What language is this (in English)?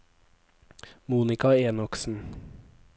Norwegian